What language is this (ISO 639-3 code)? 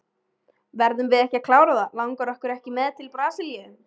isl